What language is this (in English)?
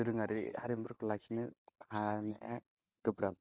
Bodo